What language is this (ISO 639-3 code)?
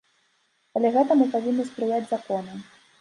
bel